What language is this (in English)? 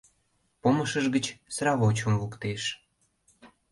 Mari